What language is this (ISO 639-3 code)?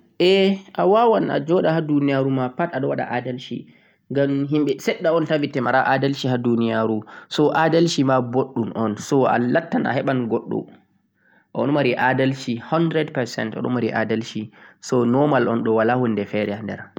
fuq